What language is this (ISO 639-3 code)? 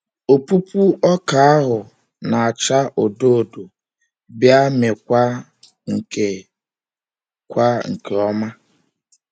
ibo